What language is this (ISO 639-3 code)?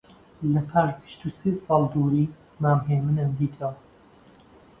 ckb